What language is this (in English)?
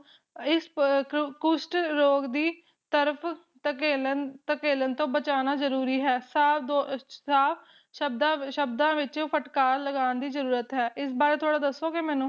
Punjabi